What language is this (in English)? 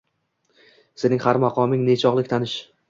Uzbek